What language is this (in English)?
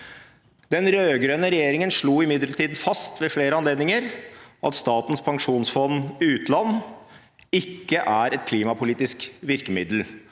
Norwegian